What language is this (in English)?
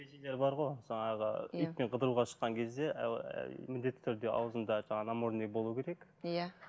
Kazakh